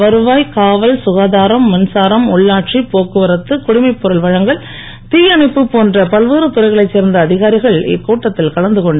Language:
Tamil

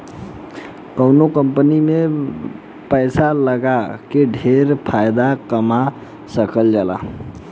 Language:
Bhojpuri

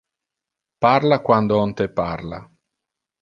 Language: Interlingua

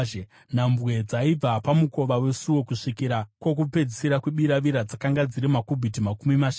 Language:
Shona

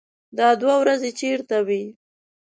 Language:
Pashto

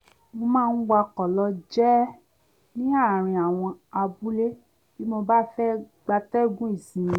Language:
Yoruba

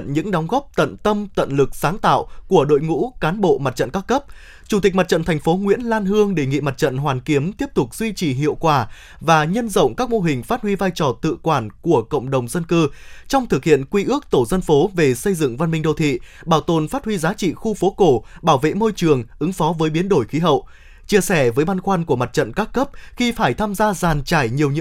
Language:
Vietnamese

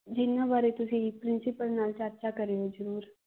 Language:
Punjabi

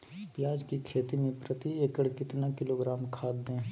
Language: Magahi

